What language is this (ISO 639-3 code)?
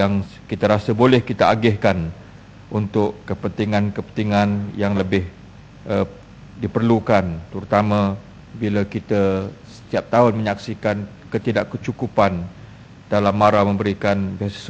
msa